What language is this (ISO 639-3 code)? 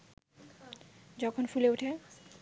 ben